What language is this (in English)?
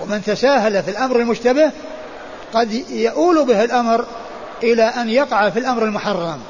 Arabic